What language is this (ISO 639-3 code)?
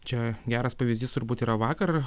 lit